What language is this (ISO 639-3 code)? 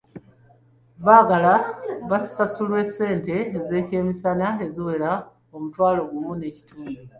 lug